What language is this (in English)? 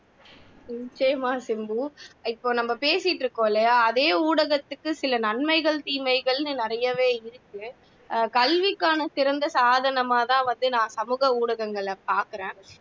Tamil